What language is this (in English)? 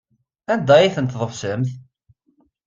Kabyle